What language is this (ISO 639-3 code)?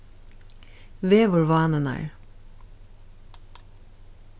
fao